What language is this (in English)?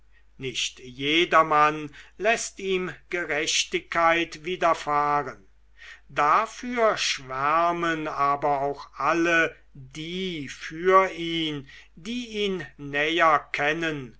German